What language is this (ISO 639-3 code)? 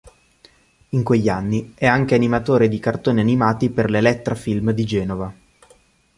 ita